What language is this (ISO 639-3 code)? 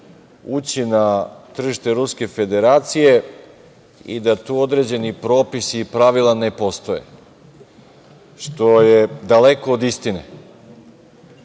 srp